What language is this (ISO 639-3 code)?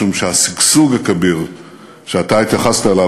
heb